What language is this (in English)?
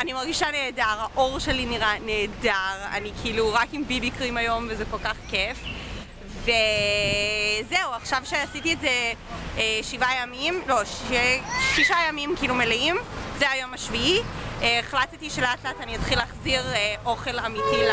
Hebrew